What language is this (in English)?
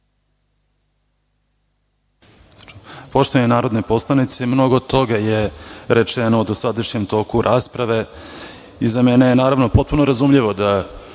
Serbian